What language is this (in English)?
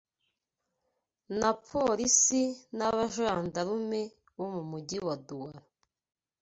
Kinyarwanda